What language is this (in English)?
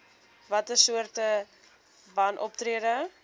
Afrikaans